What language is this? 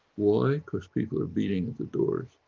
English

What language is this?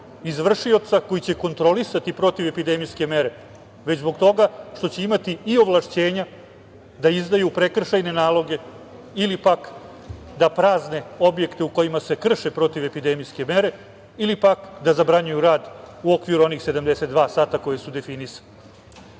Serbian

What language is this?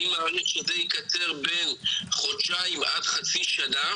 Hebrew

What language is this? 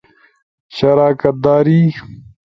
Ushojo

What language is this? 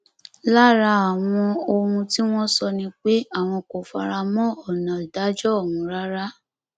Yoruba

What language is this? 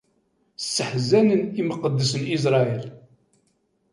Kabyle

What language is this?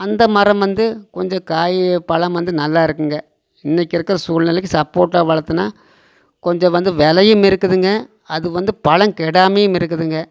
Tamil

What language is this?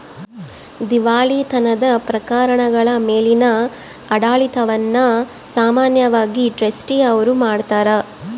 Kannada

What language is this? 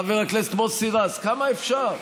Hebrew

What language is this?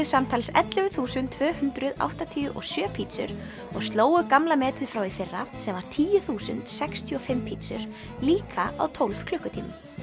Icelandic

